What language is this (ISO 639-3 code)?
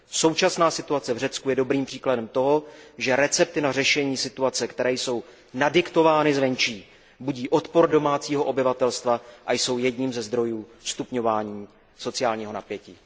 ces